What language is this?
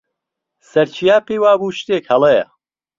Central Kurdish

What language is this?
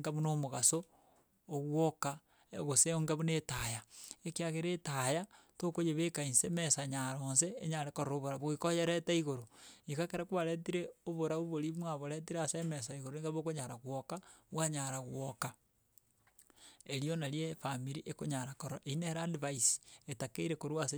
Gusii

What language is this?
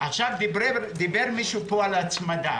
Hebrew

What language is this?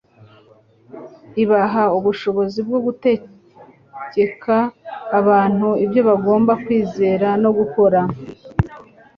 Kinyarwanda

